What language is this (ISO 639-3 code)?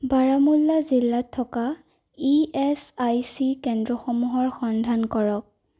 asm